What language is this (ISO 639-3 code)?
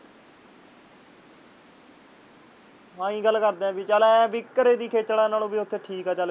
pan